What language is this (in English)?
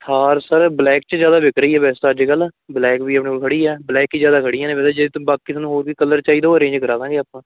Punjabi